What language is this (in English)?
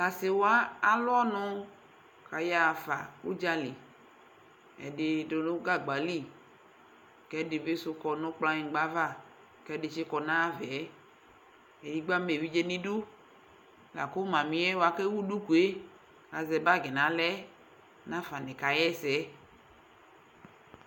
Ikposo